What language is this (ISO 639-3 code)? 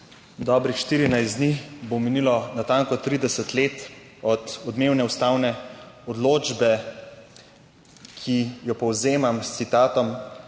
slv